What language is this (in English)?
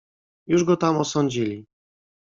Polish